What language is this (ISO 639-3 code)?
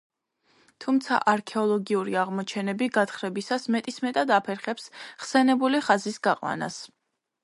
kat